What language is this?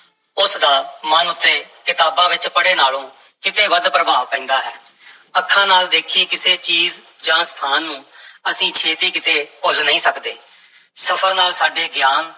Punjabi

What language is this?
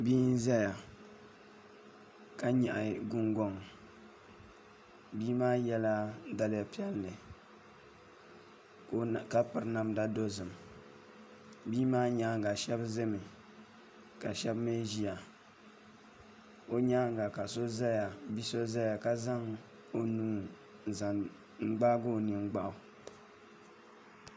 Dagbani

